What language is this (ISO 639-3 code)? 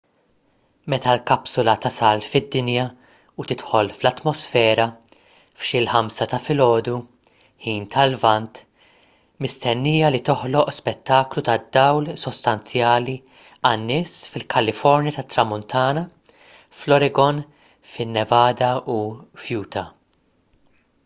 mlt